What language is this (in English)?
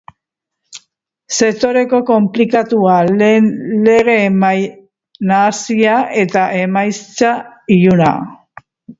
Basque